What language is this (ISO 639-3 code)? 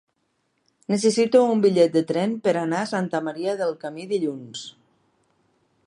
cat